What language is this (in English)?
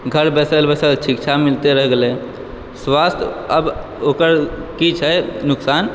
Maithili